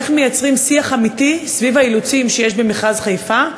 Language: Hebrew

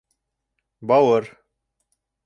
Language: Bashkir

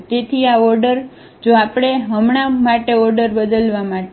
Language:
Gujarati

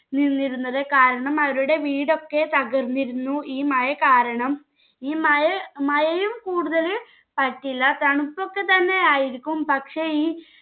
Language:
Malayalam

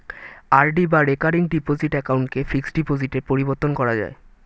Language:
Bangla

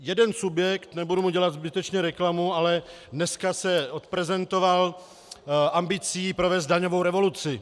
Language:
Czech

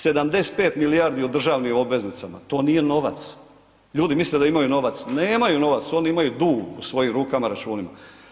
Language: Croatian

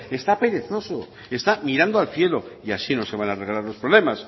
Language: Spanish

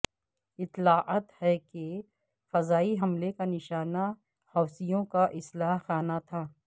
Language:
Urdu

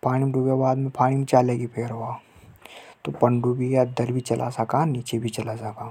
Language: Hadothi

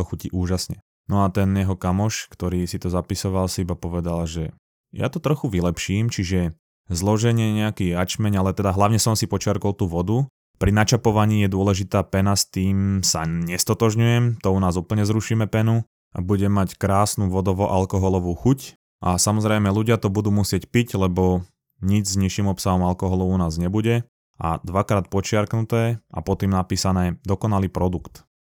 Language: Slovak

